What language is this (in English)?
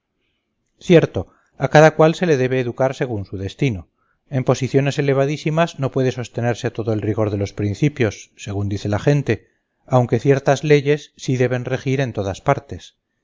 Spanish